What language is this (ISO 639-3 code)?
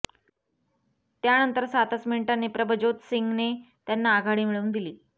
mar